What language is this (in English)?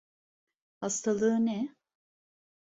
Turkish